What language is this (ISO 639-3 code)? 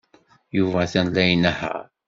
kab